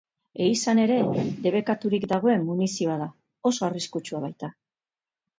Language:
Basque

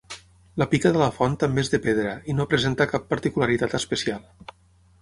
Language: Catalan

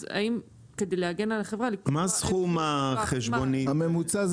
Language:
Hebrew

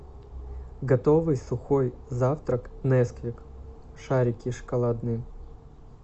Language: Russian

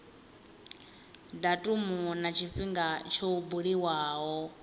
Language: Venda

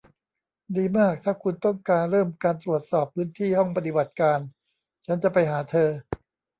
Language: Thai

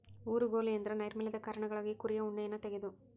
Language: Kannada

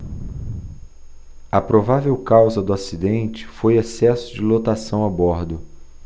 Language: Portuguese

